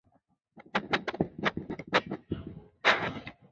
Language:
Chinese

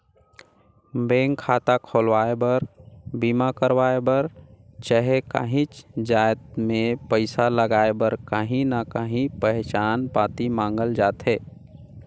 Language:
Chhattisgarhi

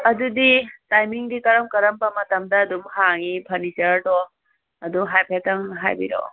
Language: Manipuri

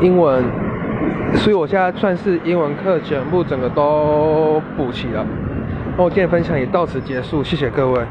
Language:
Chinese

